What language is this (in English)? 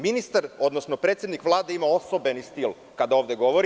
Serbian